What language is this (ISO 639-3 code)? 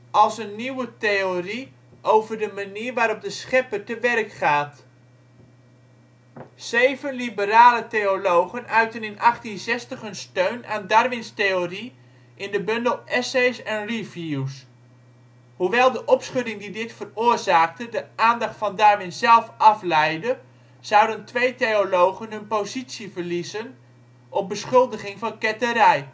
nld